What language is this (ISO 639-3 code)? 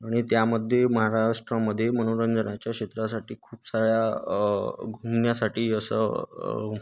mar